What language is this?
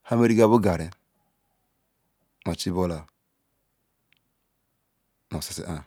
Ikwere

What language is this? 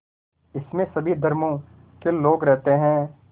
Hindi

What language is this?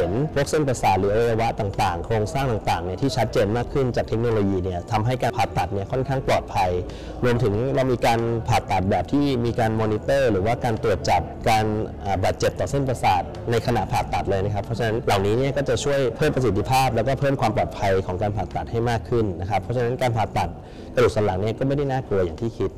Thai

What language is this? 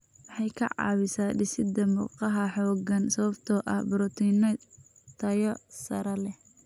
Somali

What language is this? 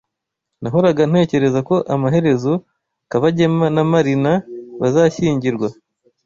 Kinyarwanda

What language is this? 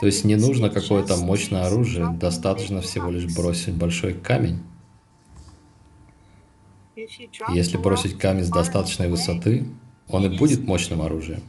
Russian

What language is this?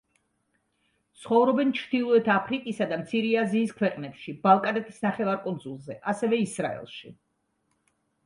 Georgian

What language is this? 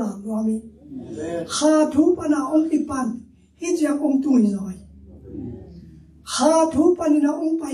Thai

